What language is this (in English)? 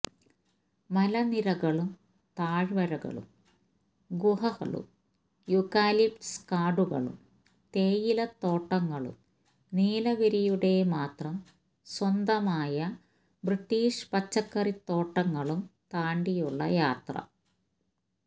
Malayalam